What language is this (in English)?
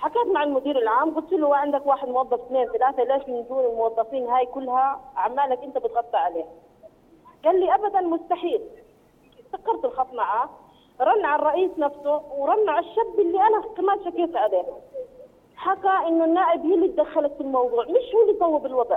Arabic